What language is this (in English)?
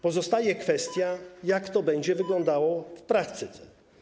Polish